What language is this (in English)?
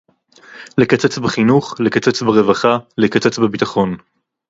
Hebrew